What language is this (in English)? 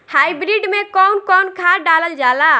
Bhojpuri